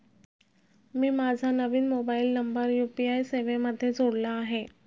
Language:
Marathi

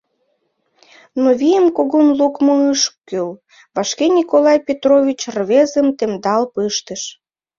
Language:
Mari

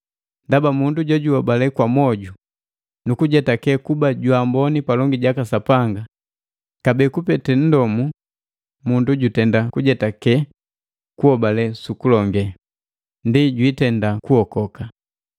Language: Matengo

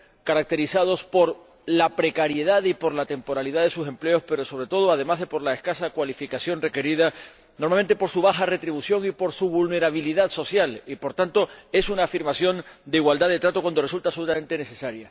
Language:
Spanish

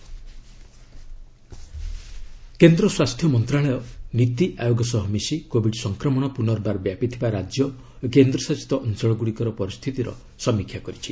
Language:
Odia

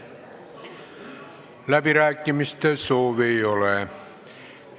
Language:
Estonian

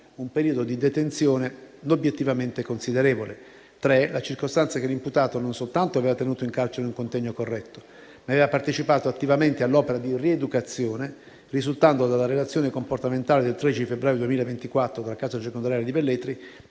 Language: Italian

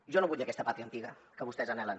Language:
Catalan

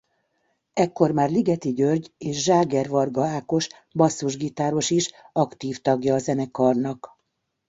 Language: Hungarian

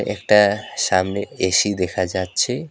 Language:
Bangla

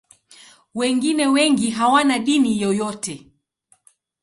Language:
Swahili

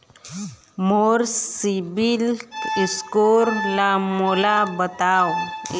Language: Chhattisgarhi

